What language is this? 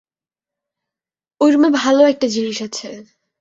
Bangla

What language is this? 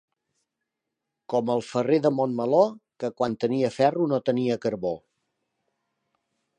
Catalan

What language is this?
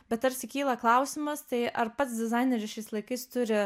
Lithuanian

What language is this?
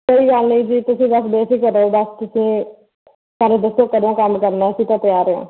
Punjabi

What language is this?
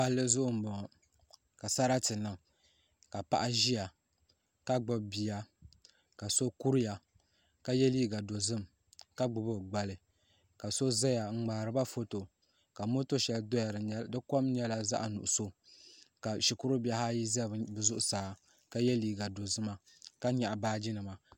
Dagbani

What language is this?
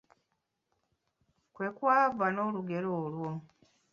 Ganda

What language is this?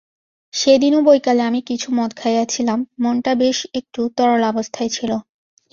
Bangla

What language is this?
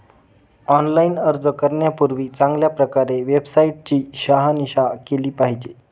Marathi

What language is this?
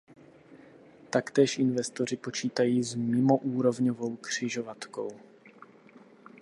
Czech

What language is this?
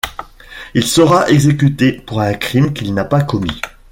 French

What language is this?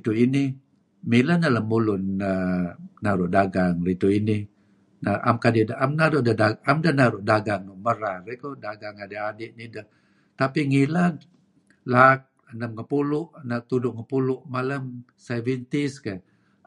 Kelabit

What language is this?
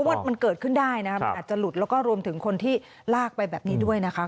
Thai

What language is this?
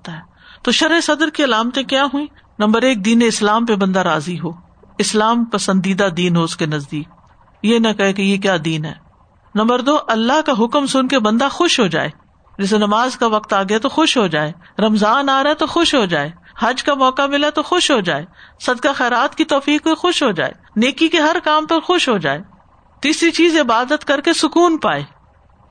Urdu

